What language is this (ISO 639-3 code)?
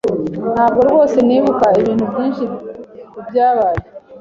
kin